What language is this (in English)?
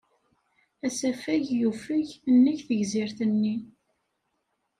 Kabyle